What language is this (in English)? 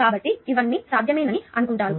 Telugu